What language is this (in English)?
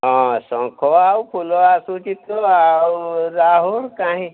Odia